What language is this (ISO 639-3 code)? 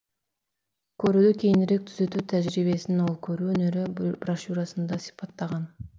kaz